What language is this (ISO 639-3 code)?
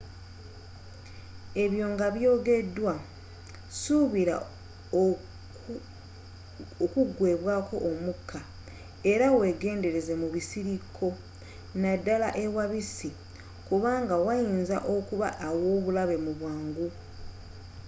lug